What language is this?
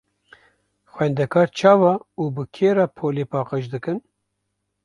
Kurdish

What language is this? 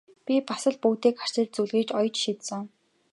Mongolian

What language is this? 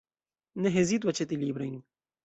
Esperanto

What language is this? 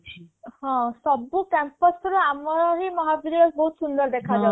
Odia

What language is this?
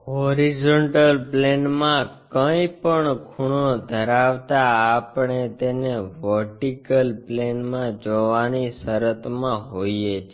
Gujarati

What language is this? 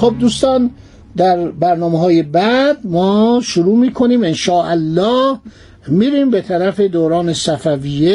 Persian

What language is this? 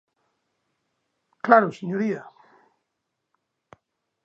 Galician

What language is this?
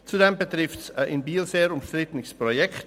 Swiss German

